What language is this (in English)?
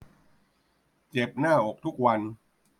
Thai